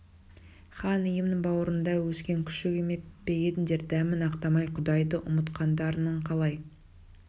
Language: Kazakh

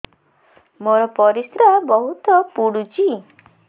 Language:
Odia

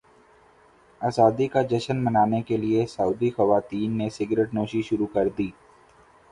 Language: Urdu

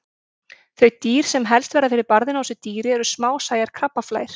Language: Icelandic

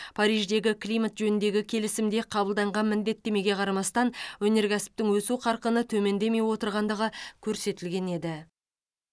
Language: Kazakh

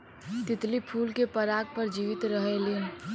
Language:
Bhojpuri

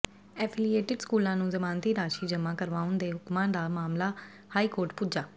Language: Punjabi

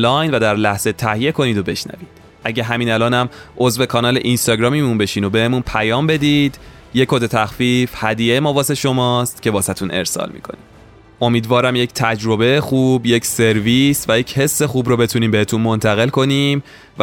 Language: Persian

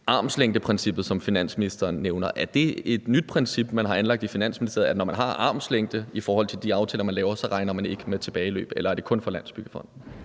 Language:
Danish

